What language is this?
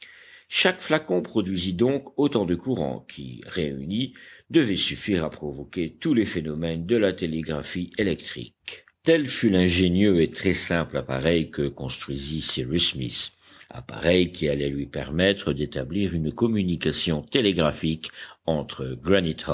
French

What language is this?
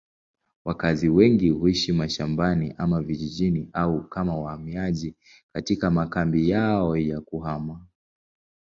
Swahili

